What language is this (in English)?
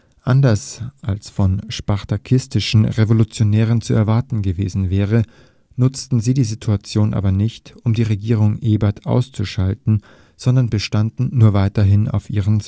German